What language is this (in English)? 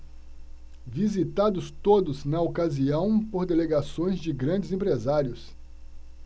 Portuguese